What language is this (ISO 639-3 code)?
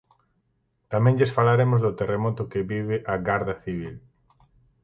glg